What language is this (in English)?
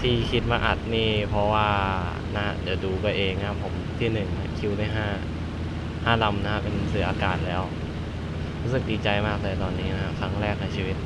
Thai